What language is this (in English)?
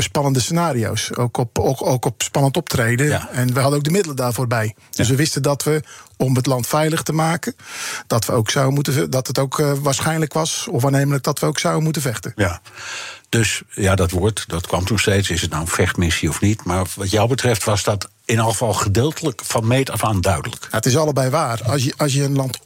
Dutch